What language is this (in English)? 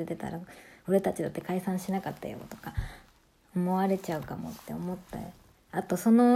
Japanese